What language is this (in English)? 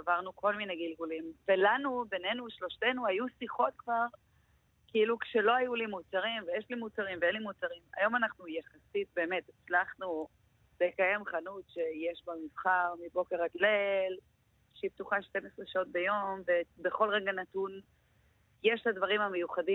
Hebrew